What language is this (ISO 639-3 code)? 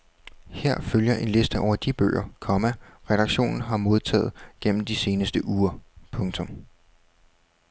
dan